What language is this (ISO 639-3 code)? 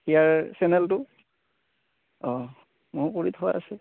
asm